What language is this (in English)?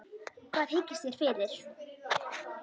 Icelandic